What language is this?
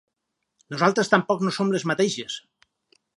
Catalan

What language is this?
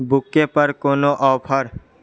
Maithili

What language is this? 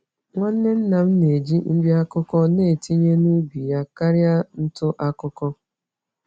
Igbo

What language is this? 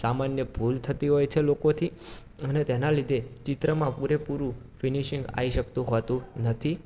Gujarati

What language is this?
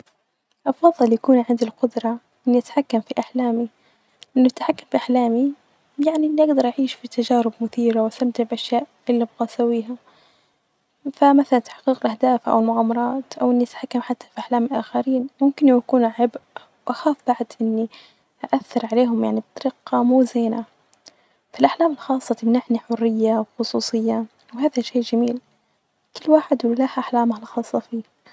Najdi Arabic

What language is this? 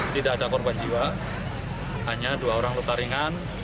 Indonesian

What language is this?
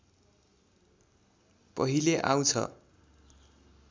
Nepali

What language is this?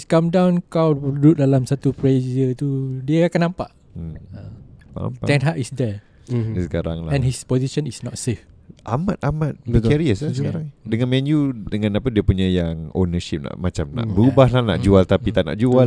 Malay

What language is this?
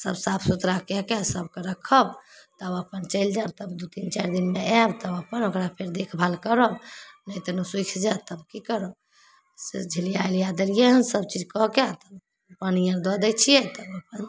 Maithili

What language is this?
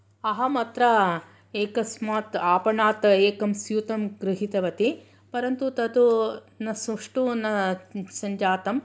Sanskrit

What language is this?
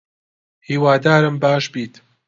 Central Kurdish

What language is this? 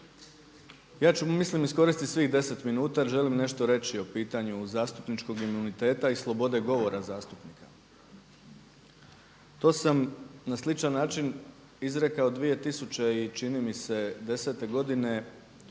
Croatian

